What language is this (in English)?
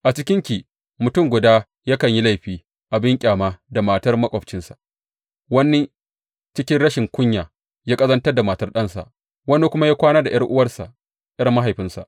Hausa